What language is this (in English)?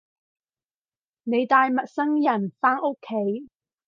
Cantonese